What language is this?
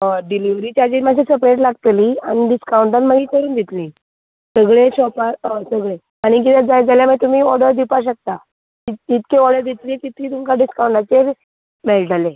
Konkani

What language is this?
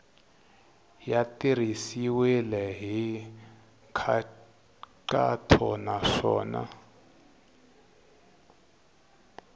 Tsonga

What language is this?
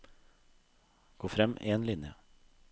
Norwegian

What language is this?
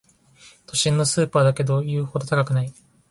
Japanese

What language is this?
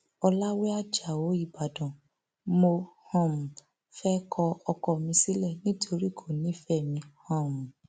Yoruba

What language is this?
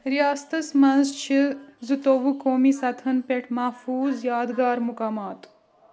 Kashmiri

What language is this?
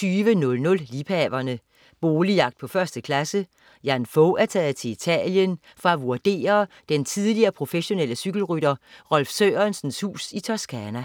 Danish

